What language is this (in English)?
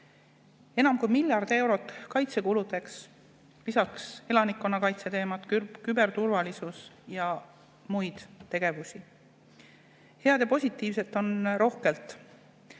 Estonian